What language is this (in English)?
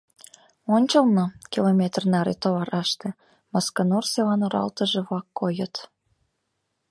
Mari